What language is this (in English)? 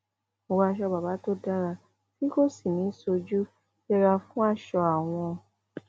Yoruba